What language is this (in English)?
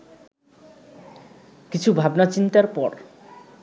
Bangla